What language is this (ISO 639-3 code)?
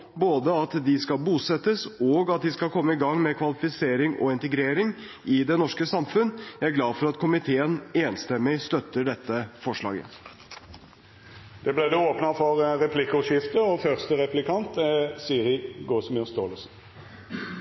nor